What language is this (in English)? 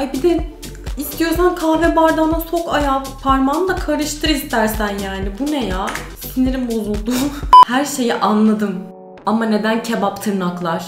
Turkish